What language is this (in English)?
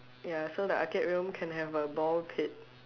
English